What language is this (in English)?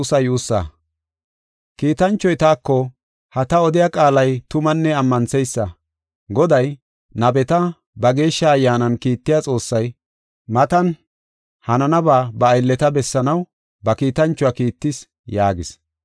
Gofa